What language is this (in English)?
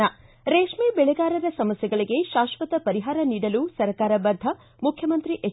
Kannada